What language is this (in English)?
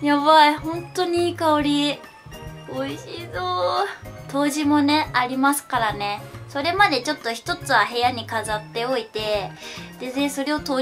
Japanese